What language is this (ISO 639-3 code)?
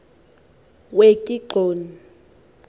xho